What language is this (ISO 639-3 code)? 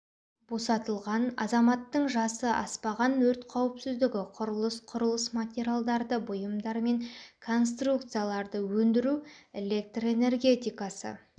kaz